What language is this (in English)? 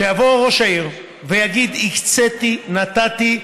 Hebrew